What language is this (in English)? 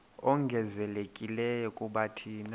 Xhosa